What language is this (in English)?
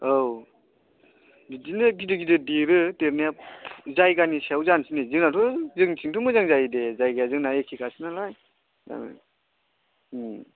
Bodo